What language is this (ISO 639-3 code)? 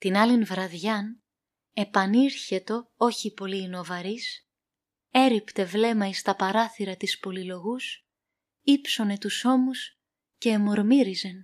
ell